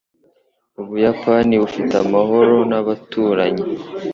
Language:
Kinyarwanda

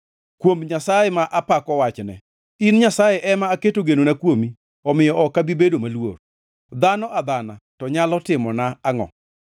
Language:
Luo (Kenya and Tanzania)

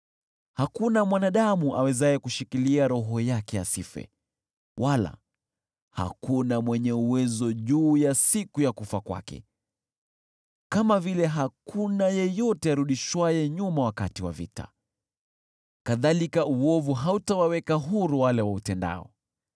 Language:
Swahili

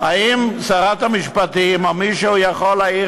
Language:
Hebrew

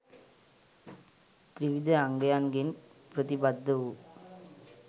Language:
Sinhala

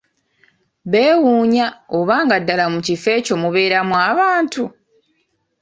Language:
Ganda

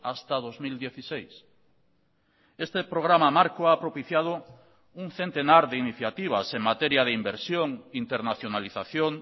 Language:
Spanish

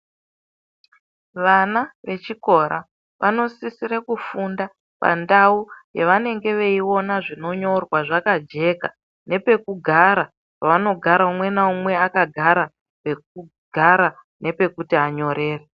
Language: Ndau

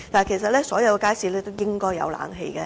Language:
Cantonese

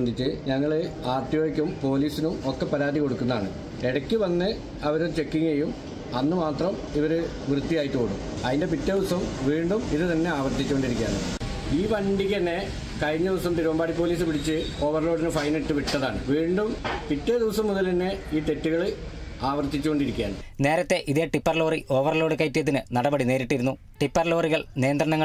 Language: Malayalam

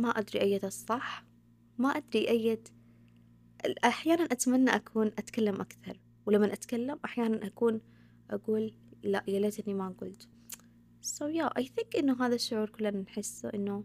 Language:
Arabic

